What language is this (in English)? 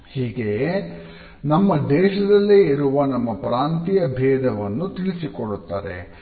Kannada